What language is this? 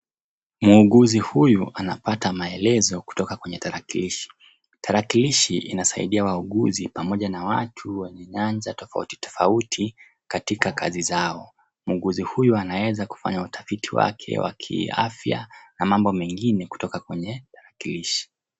Swahili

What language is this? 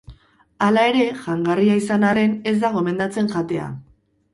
Basque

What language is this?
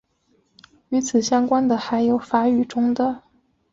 Chinese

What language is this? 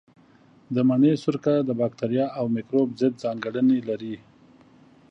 Pashto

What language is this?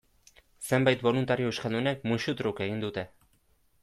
Basque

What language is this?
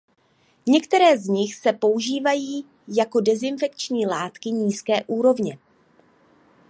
Czech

